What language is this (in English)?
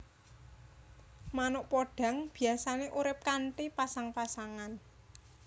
Javanese